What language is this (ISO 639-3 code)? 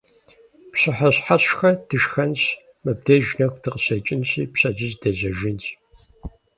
kbd